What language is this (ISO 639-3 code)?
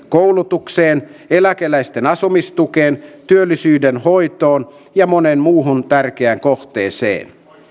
fin